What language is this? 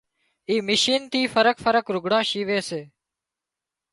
Wadiyara Koli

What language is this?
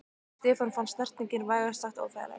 Icelandic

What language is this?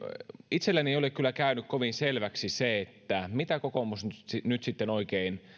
Finnish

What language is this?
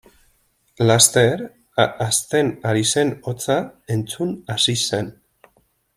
Basque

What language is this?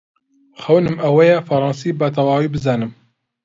Central Kurdish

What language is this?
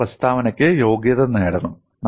Malayalam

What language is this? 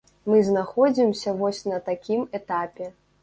Belarusian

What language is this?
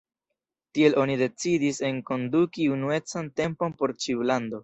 Esperanto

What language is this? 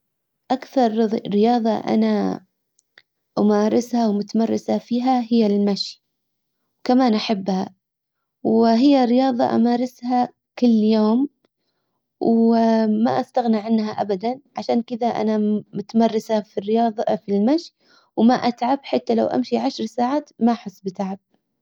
Hijazi Arabic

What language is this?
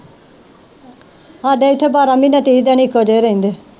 Punjabi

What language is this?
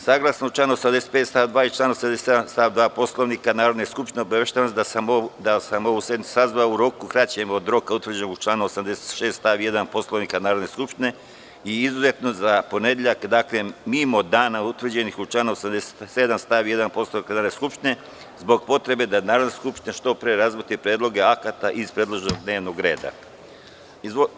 Serbian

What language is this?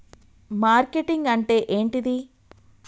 Telugu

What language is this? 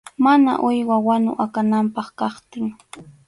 Arequipa-La Unión Quechua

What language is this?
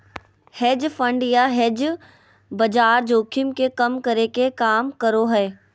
Magahi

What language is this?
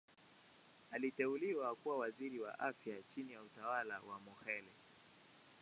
Swahili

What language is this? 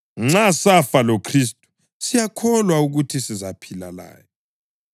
North Ndebele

